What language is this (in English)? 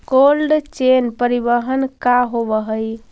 Magahi